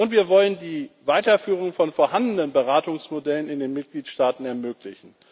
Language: German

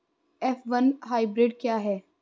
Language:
Hindi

